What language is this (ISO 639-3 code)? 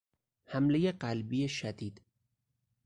fas